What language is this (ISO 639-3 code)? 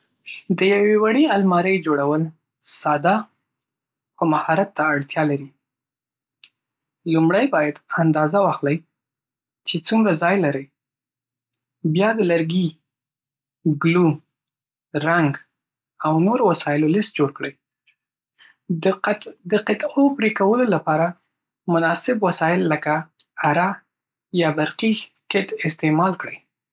pus